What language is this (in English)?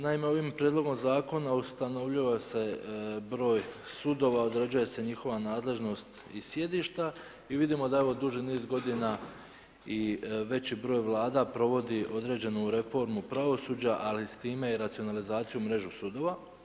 Croatian